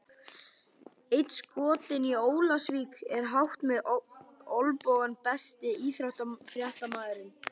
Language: Icelandic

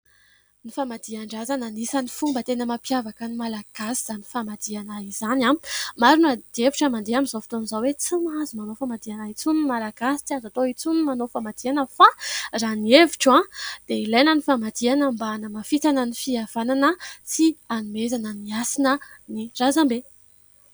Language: Malagasy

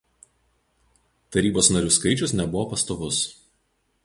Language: Lithuanian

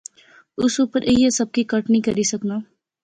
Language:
Pahari-Potwari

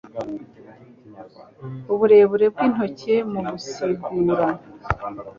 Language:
Kinyarwanda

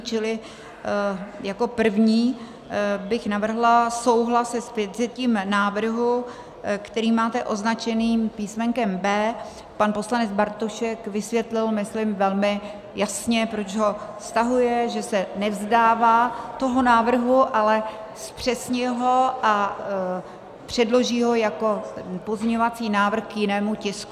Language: Czech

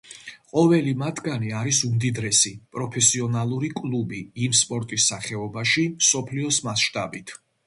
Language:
Georgian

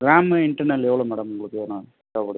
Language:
Tamil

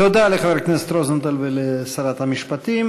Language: Hebrew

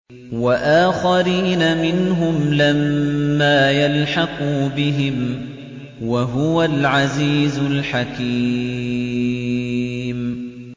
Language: Arabic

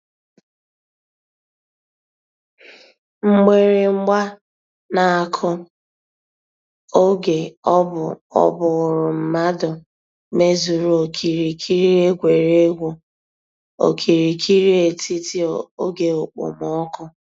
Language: Igbo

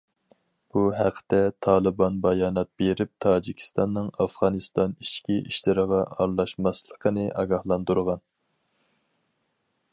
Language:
Uyghur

